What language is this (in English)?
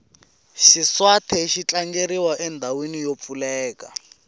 Tsonga